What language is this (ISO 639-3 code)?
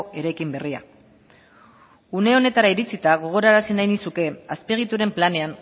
eus